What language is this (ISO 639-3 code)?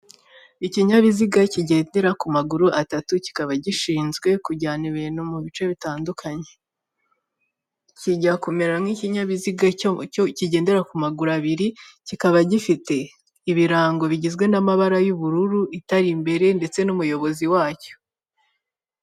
kin